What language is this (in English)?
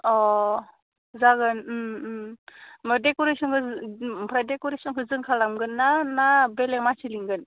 Bodo